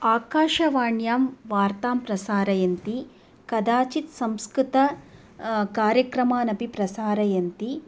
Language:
Sanskrit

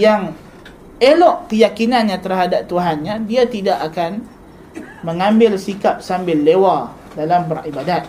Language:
Malay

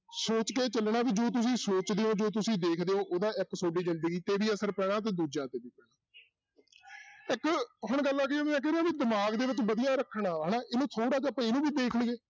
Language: Punjabi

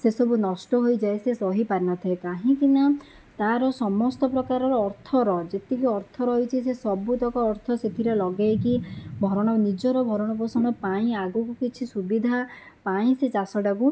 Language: Odia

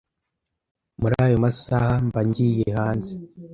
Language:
Kinyarwanda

